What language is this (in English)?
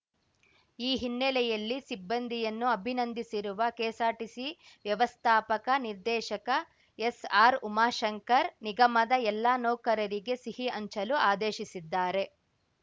Kannada